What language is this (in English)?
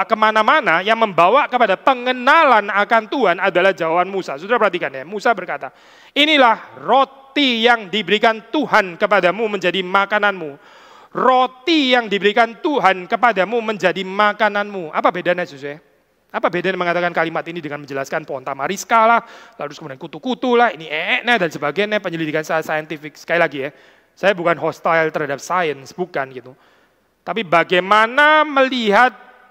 Indonesian